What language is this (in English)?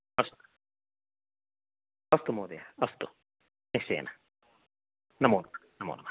Sanskrit